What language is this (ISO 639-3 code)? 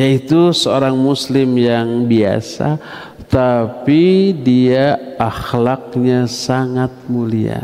ind